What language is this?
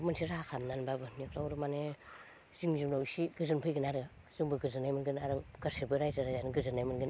Bodo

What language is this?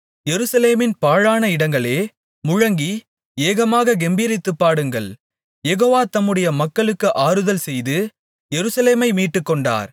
Tamil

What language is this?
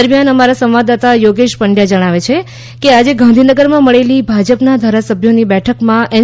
Gujarati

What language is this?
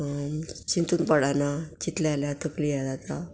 Konkani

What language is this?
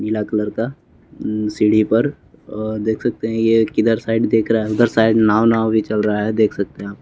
Hindi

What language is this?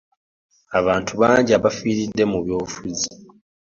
Ganda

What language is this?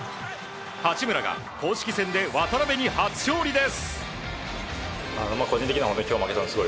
Japanese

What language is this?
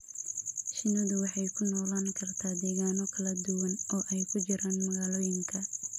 Somali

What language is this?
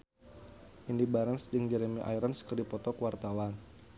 Sundanese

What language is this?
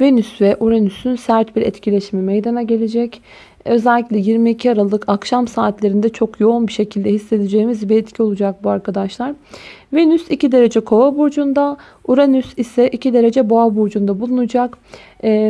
Turkish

